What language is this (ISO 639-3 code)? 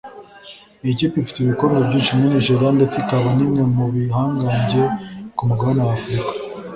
kin